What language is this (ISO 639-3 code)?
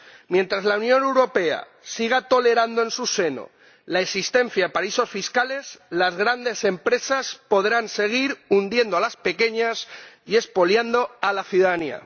spa